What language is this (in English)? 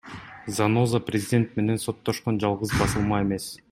Kyrgyz